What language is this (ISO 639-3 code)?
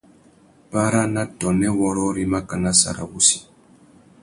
bag